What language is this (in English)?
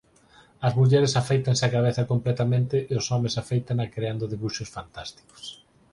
Galician